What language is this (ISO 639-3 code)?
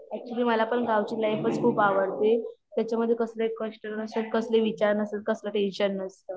mar